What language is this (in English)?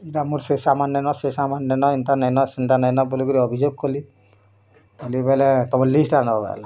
Odia